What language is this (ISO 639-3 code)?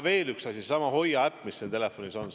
est